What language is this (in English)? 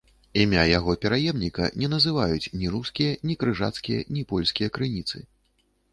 Belarusian